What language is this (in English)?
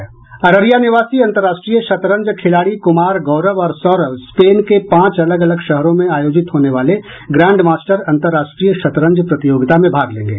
Hindi